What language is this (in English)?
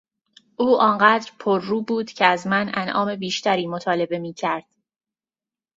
Persian